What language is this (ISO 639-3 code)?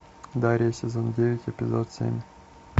rus